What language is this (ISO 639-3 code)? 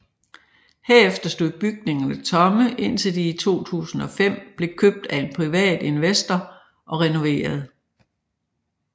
dan